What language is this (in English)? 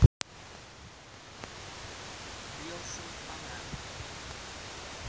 Russian